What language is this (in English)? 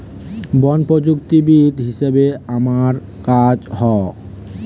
Bangla